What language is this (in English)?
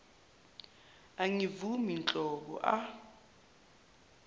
Zulu